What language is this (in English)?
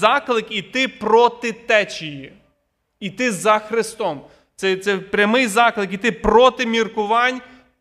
Ukrainian